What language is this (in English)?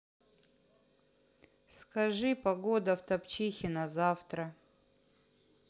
Russian